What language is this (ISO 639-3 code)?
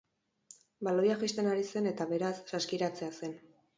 eus